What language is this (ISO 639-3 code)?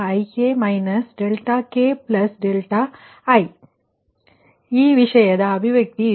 kan